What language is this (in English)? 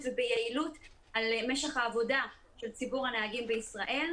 Hebrew